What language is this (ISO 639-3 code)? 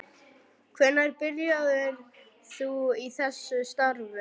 isl